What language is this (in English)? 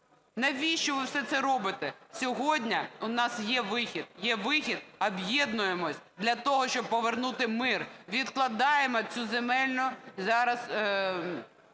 Ukrainian